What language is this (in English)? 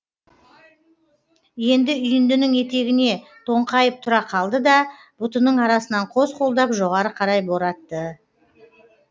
Kazakh